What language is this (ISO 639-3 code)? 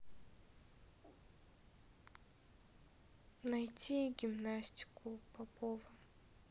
rus